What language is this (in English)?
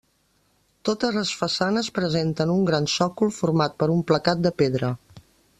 Catalan